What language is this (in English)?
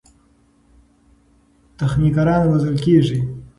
Pashto